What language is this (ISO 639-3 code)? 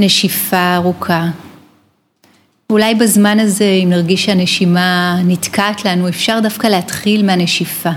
heb